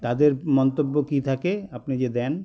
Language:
Bangla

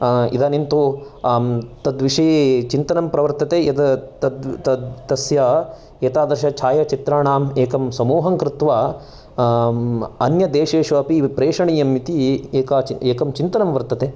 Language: Sanskrit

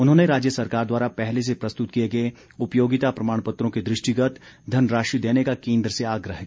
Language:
Hindi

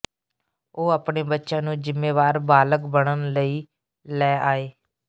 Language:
Punjabi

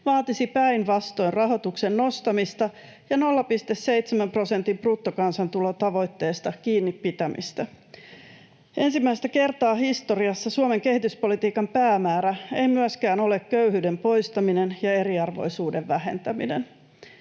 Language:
Finnish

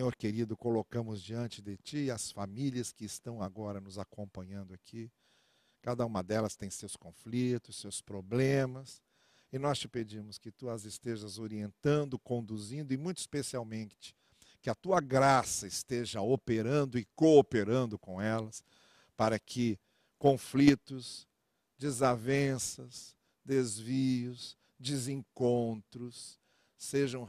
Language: Portuguese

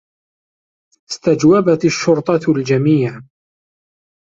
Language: Arabic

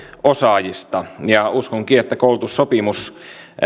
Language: Finnish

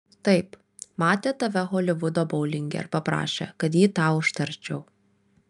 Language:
Lithuanian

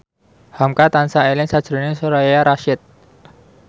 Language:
Javanese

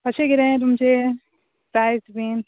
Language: Konkani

